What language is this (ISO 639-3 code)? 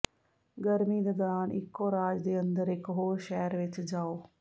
pan